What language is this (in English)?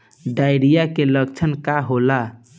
Bhojpuri